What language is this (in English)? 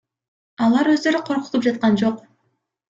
Kyrgyz